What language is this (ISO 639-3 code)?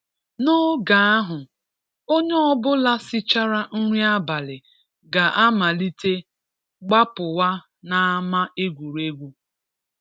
ibo